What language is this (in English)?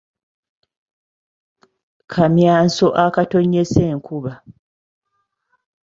Ganda